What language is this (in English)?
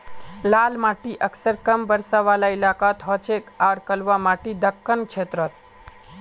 Magahi